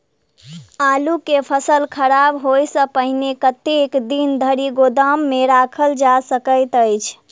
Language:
Maithili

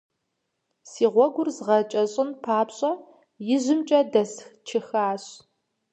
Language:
Kabardian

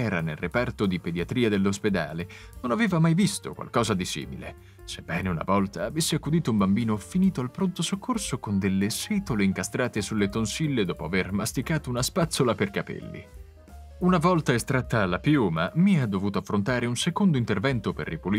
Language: Italian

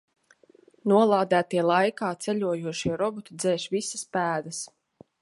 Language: Latvian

